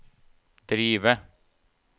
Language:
Norwegian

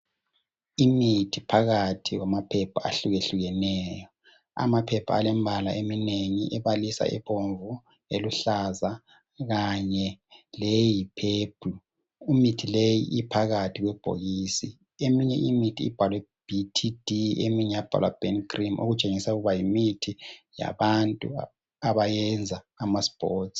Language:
North Ndebele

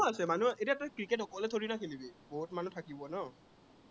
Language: Assamese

